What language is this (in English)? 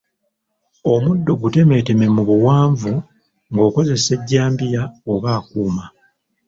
Ganda